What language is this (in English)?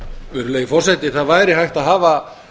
Icelandic